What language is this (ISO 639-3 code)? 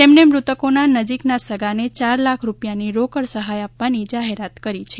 guj